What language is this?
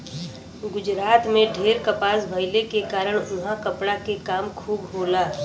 Bhojpuri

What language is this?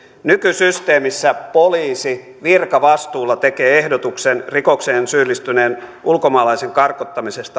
Finnish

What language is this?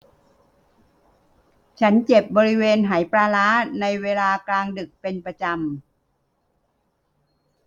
Thai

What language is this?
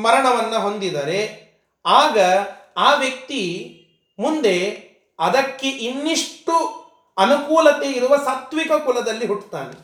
Kannada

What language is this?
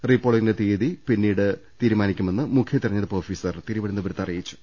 Malayalam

